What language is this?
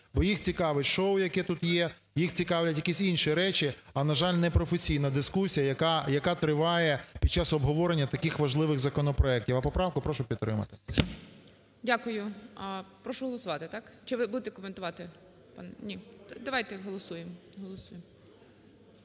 Ukrainian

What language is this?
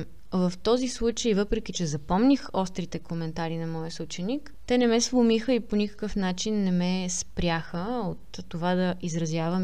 Bulgarian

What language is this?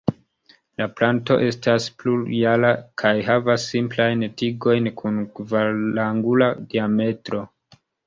Esperanto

